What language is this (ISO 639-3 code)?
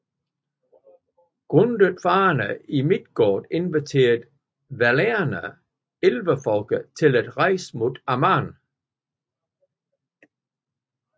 dan